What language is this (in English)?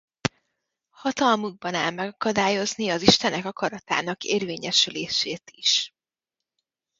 Hungarian